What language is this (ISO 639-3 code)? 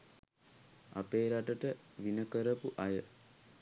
sin